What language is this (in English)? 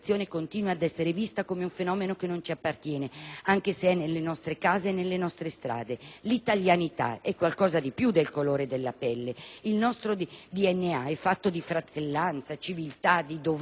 Italian